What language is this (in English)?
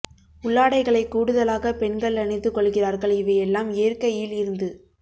Tamil